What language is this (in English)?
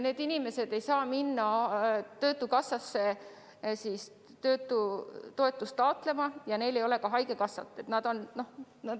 Estonian